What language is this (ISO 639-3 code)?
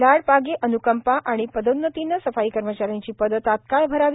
mar